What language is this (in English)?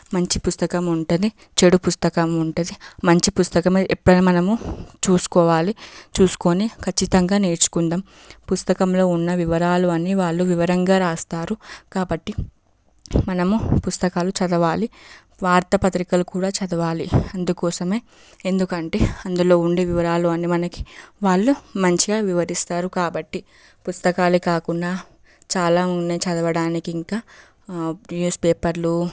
Telugu